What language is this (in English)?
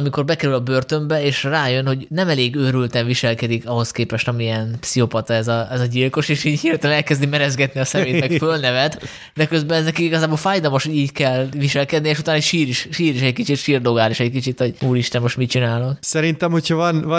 Hungarian